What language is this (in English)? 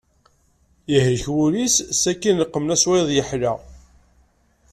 Kabyle